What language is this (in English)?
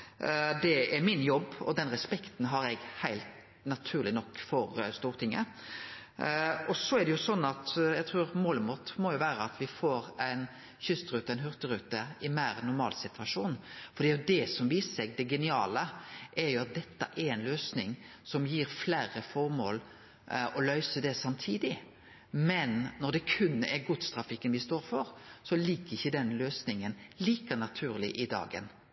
Norwegian Nynorsk